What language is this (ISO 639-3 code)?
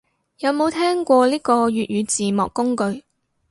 yue